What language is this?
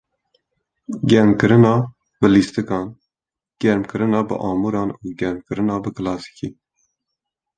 Kurdish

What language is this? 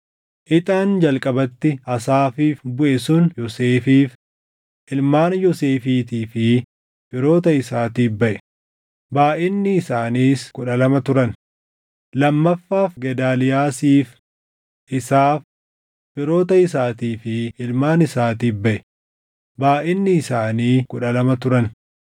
Oromo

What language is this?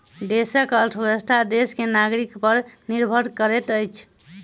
Maithili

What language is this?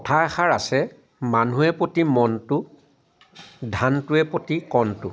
Assamese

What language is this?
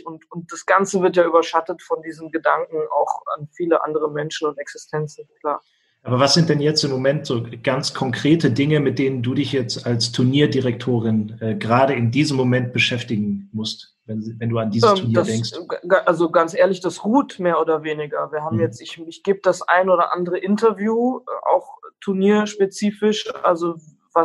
German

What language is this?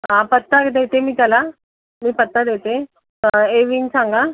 Marathi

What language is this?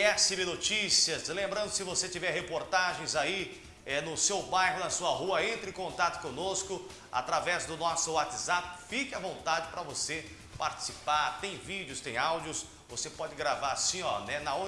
Portuguese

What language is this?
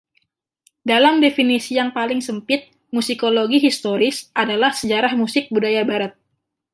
Indonesian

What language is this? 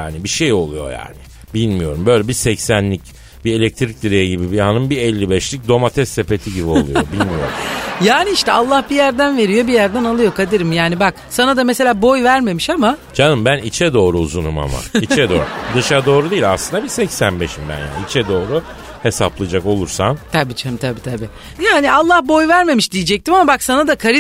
Turkish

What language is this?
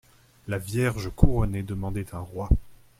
French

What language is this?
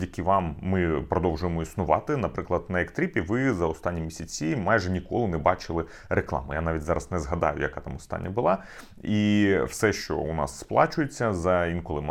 Ukrainian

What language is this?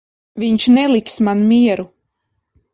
Latvian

